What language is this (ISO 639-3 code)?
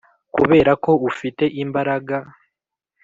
kin